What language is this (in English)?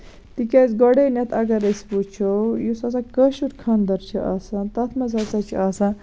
Kashmiri